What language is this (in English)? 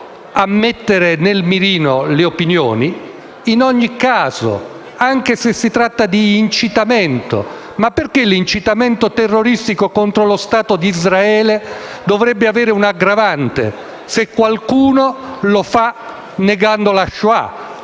Italian